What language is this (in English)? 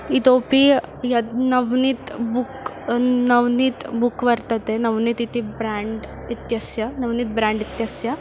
Sanskrit